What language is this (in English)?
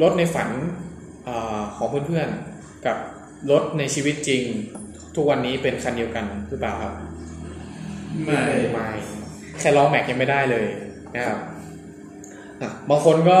Thai